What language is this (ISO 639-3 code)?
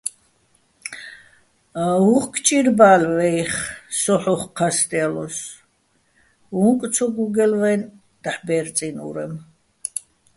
bbl